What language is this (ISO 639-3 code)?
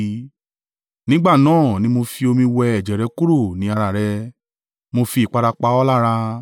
yor